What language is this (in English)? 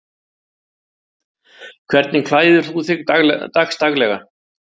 Icelandic